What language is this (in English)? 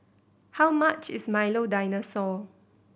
English